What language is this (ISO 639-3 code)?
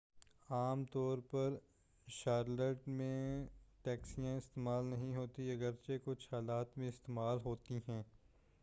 urd